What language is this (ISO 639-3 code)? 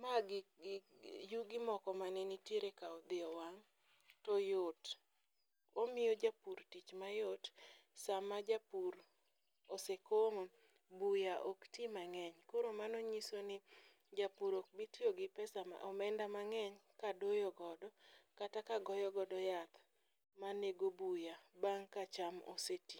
luo